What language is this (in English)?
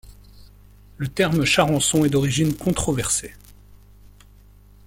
French